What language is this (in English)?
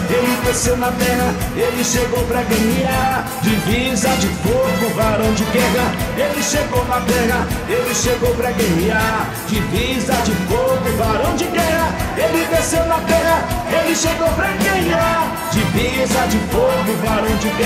Portuguese